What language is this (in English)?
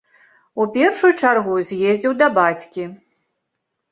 Belarusian